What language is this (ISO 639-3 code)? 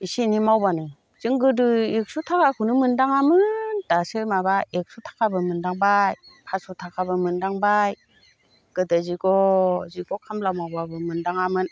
brx